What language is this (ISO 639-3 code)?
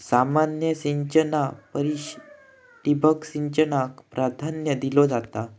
mar